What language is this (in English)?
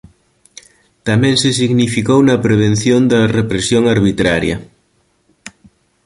Galician